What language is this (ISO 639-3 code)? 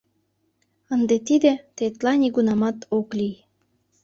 chm